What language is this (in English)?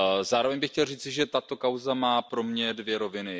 Czech